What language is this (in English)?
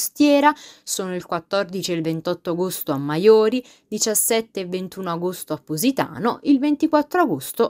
Italian